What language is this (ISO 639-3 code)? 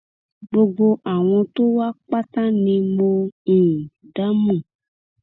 yor